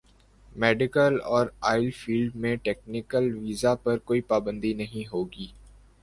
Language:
Urdu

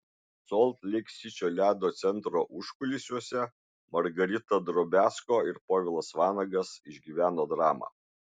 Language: Lithuanian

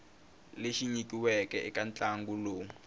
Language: Tsonga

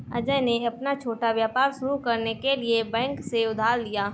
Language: Hindi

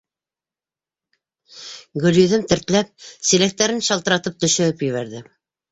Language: Bashkir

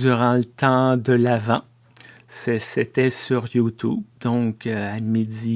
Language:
French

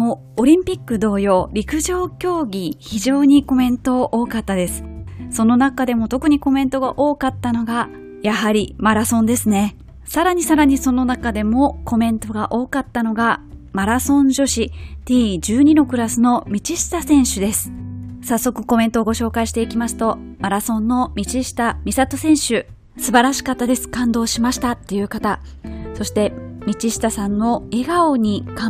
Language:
Japanese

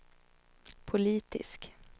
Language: Swedish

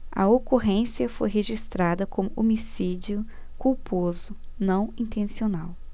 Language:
Portuguese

